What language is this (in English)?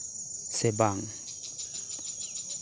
Santali